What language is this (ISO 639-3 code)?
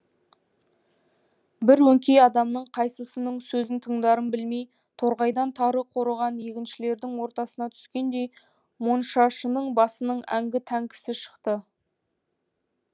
kaz